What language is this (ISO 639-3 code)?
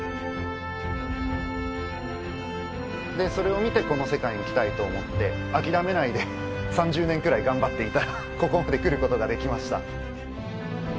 jpn